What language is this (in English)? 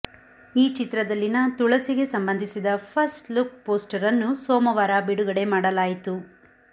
Kannada